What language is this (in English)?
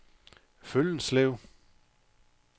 Danish